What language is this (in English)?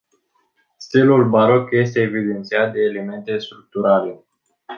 Romanian